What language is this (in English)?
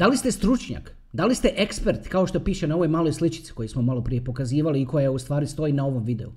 Croatian